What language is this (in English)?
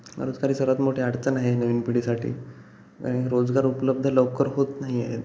Marathi